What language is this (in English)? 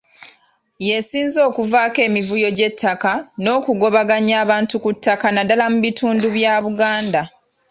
Ganda